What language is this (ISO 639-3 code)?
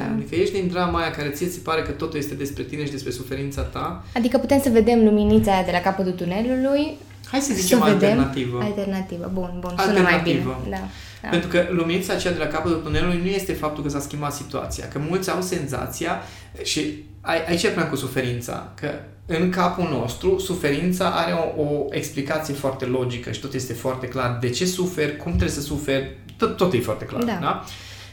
ron